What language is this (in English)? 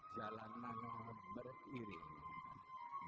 Indonesian